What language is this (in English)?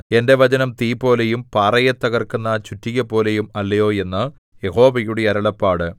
Malayalam